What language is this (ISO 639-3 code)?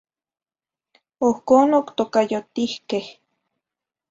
nhi